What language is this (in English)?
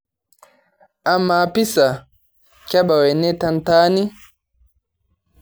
Masai